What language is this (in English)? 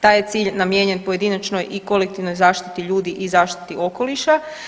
Croatian